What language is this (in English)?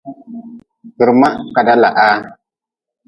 Nawdm